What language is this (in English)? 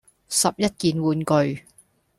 Cantonese